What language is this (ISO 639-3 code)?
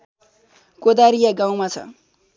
nep